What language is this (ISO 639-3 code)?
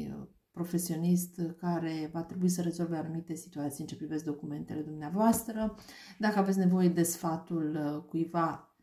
ron